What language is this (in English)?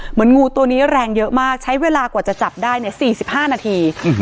Thai